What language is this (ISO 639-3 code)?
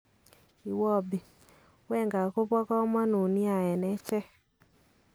kln